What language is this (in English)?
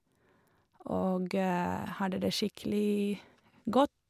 Norwegian